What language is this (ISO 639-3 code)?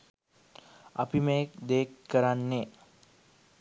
sin